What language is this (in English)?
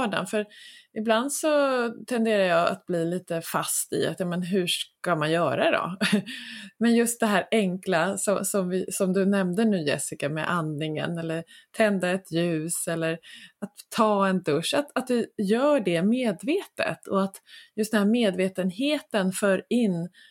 Swedish